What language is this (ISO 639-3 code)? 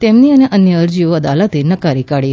guj